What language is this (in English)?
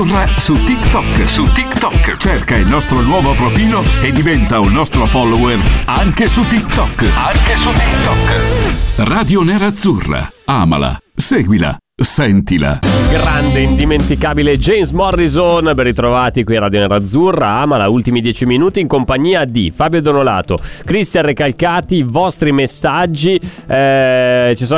Italian